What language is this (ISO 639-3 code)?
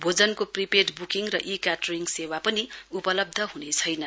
nep